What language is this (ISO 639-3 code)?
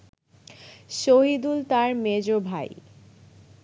ben